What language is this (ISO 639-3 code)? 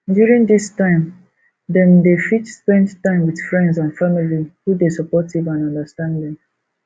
pcm